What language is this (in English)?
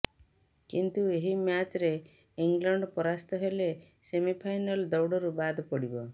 Odia